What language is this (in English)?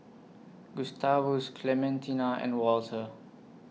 English